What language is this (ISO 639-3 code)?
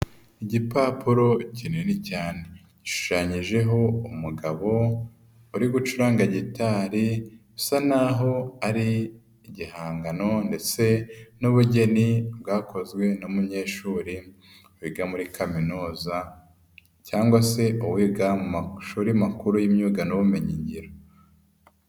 kin